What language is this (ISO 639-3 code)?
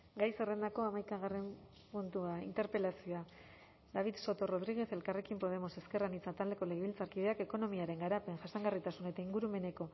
eus